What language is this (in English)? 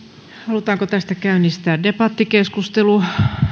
Finnish